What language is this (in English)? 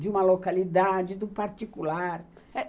Portuguese